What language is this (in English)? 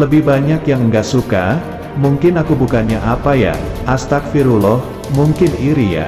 Indonesian